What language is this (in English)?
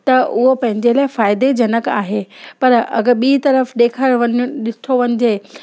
Sindhi